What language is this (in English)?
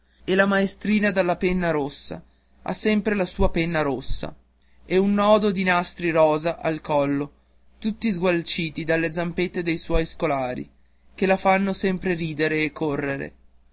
Italian